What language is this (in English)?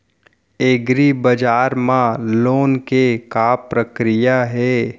Chhattisgarhi